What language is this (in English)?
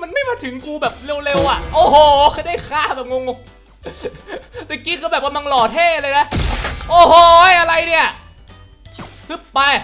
Thai